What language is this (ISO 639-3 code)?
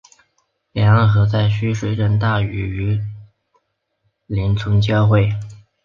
zho